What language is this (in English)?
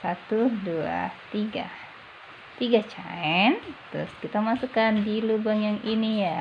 Indonesian